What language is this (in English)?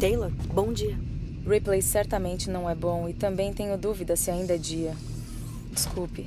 Portuguese